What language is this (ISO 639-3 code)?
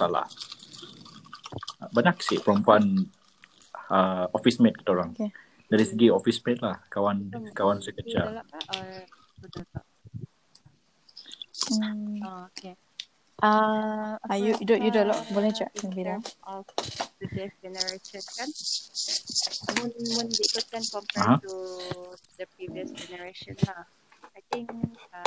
msa